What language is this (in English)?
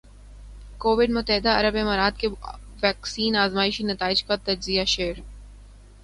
Urdu